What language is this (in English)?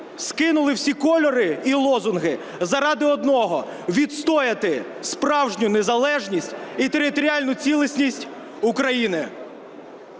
Ukrainian